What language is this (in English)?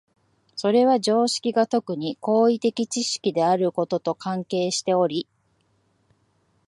Japanese